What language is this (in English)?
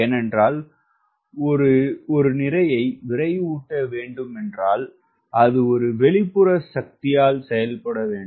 Tamil